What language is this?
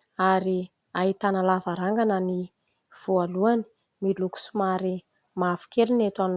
Malagasy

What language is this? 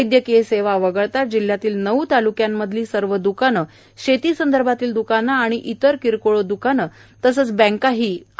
Marathi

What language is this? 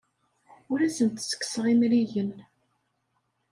Kabyle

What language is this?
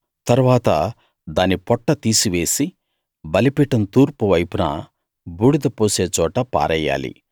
Telugu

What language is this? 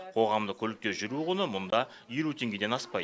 Kazakh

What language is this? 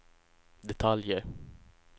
Swedish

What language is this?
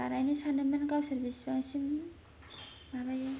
Bodo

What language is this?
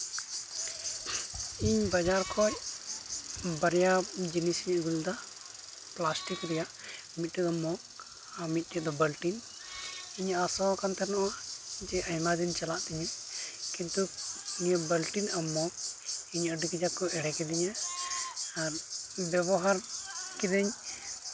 Santali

